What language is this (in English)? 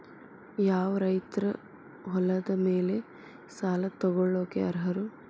Kannada